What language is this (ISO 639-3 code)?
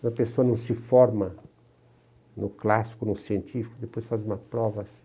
por